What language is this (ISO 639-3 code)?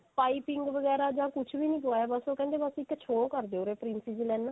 pan